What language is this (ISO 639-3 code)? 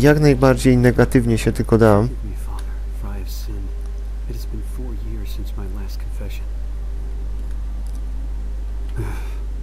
pol